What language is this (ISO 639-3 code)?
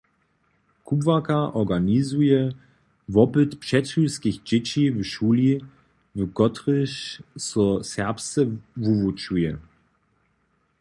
hsb